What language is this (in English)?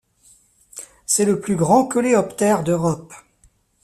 French